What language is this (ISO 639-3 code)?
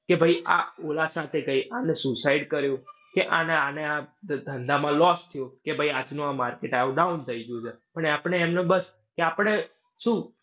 guj